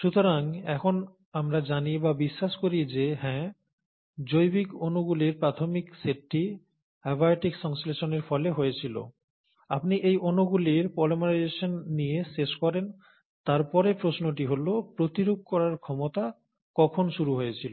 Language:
Bangla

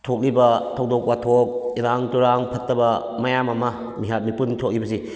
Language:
Manipuri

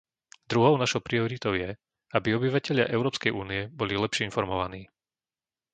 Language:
Slovak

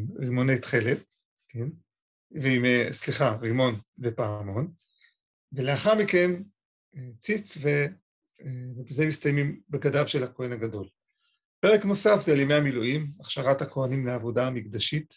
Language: Hebrew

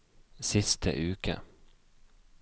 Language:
Norwegian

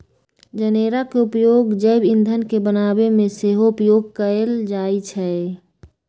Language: Magahi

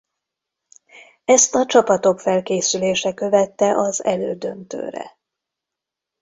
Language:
Hungarian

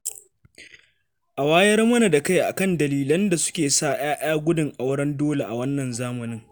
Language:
Hausa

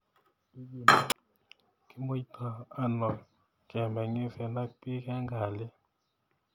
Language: Kalenjin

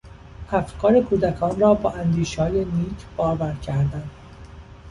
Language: Persian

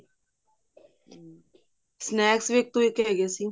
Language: Punjabi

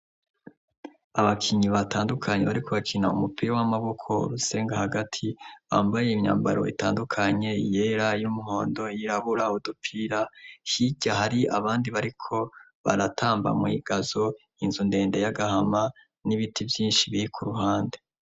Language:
Rundi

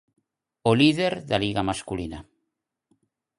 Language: Galician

